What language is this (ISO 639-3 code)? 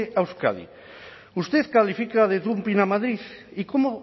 spa